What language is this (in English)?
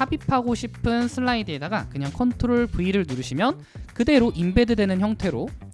Korean